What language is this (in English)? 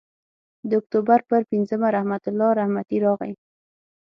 Pashto